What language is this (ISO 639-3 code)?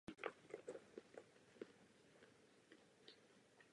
ces